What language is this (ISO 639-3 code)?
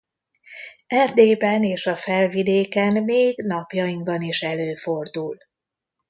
hun